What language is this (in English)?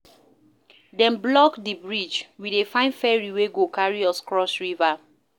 Nigerian Pidgin